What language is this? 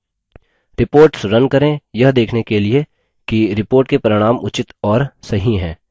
Hindi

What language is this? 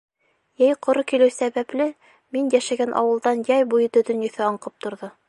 Bashkir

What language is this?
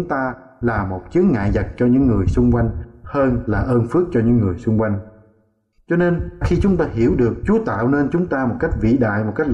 Vietnamese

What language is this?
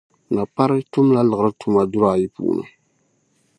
Dagbani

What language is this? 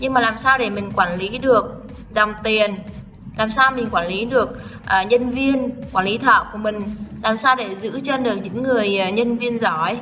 Vietnamese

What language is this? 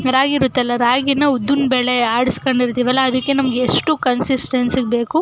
Kannada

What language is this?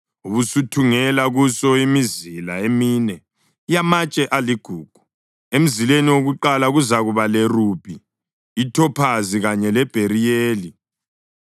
North Ndebele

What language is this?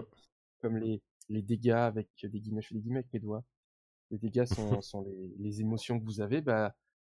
French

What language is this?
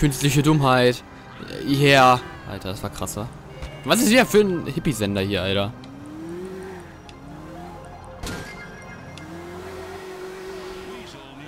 German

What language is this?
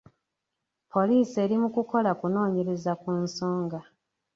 Ganda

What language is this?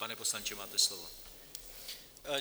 Czech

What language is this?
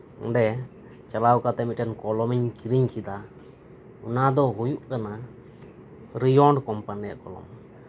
Santali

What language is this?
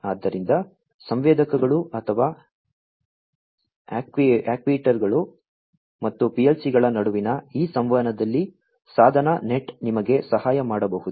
Kannada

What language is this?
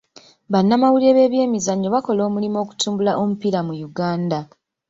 Ganda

